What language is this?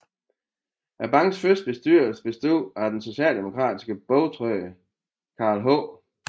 Danish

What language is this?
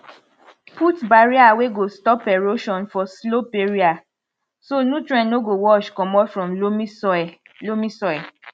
Nigerian Pidgin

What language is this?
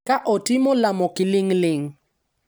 Luo (Kenya and Tanzania)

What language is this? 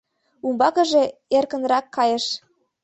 Mari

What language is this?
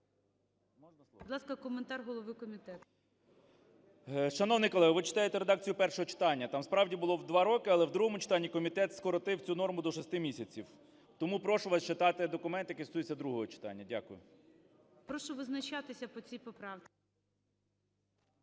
Ukrainian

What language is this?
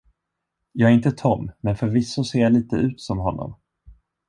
Swedish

